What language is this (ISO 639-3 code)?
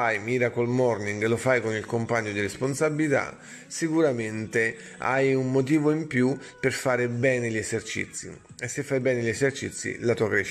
ita